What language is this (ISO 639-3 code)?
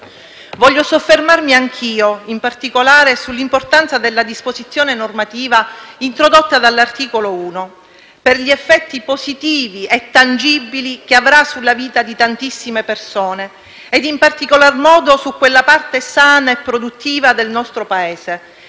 ita